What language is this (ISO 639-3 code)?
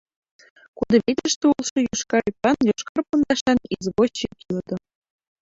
chm